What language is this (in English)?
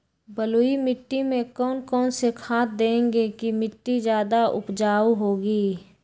Magahi